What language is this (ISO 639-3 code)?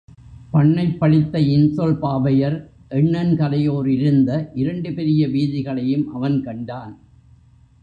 tam